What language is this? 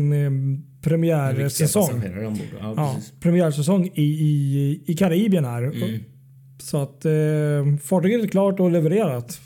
Swedish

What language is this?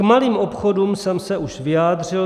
Czech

